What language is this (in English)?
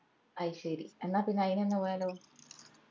Malayalam